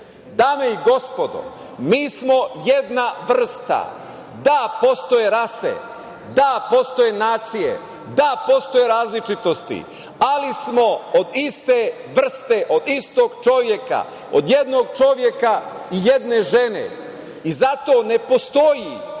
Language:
Serbian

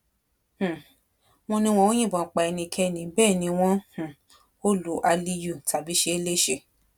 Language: Yoruba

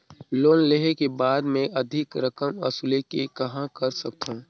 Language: Chhattisgarhi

